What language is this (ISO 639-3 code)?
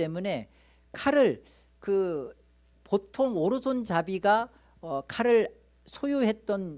kor